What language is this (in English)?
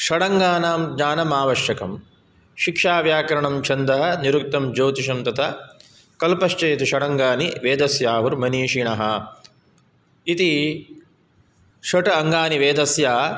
Sanskrit